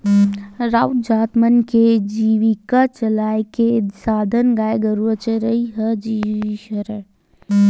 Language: Chhattisgarhi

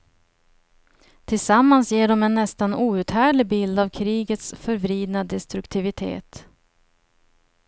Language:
Swedish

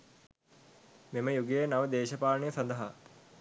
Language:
Sinhala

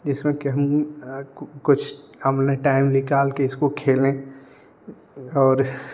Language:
Hindi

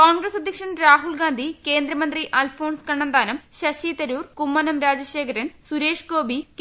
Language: Malayalam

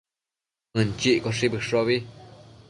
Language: Matsés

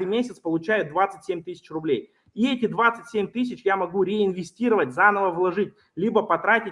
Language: Russian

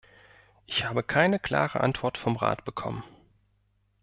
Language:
German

